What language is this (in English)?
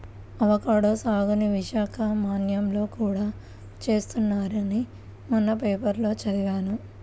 Telugu